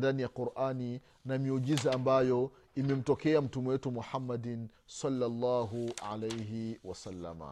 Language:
Swahili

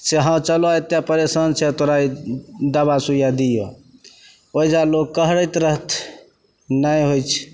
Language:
Maithili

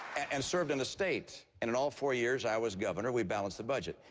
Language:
English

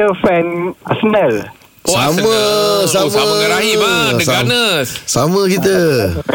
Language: Malay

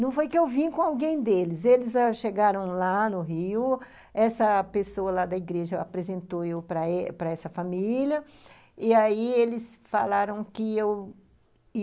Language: Portuguese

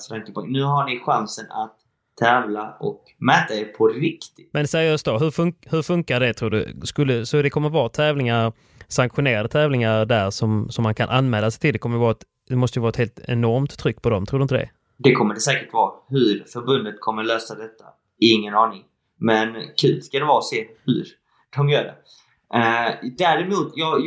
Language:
Swedish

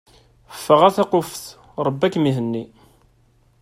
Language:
Kabyle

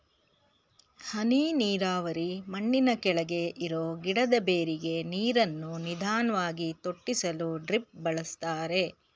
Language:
Kannada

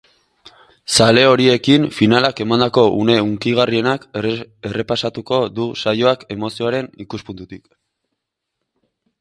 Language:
Basque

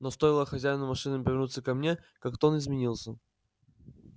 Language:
Russian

